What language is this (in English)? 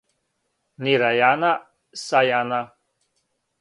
Serbian